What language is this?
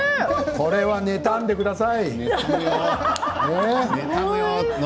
Japanese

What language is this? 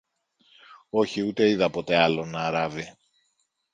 Greek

